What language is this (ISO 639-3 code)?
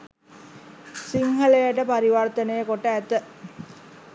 sin